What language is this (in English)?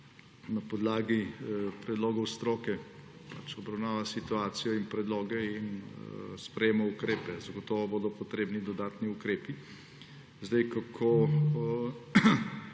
Slovenian